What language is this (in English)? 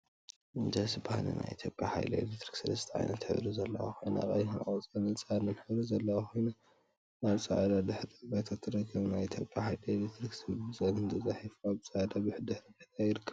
Tigrinya